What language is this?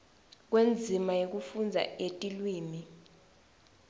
Swati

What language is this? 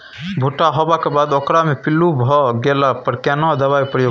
Maithili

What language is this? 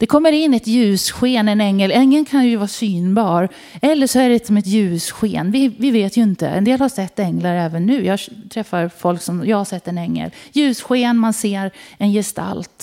Swedish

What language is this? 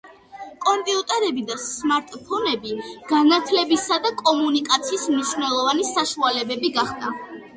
Georgian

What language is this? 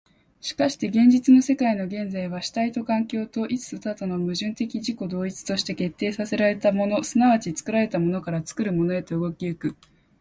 Japanese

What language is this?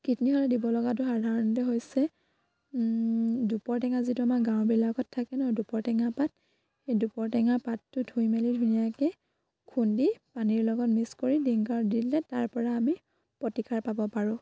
Assamese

